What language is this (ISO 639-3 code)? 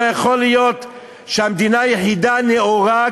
heb